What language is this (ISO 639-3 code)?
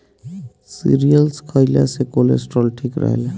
bho